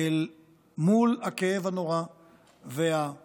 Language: Hebrew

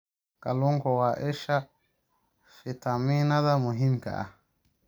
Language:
Somali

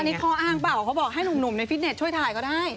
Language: Thai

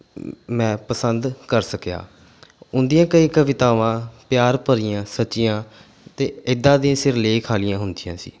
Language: Punjabi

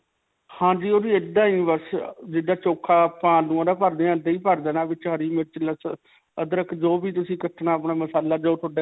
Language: Punjabi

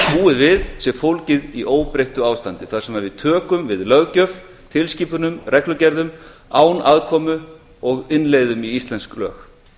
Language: Icelandic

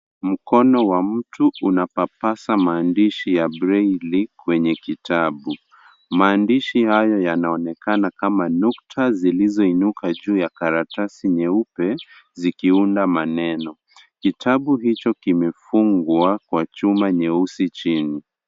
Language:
Swahili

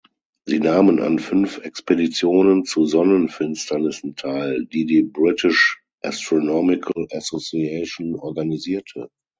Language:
German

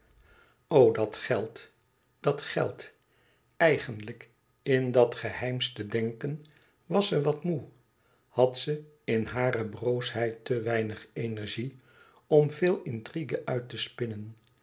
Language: Dutch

